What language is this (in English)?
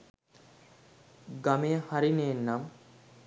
Sinhala